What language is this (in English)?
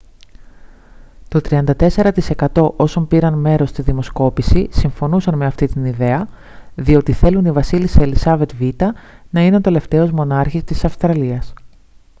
Greek